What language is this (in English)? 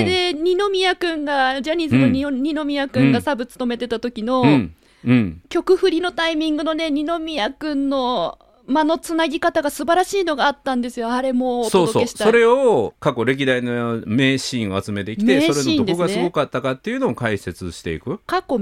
Japanese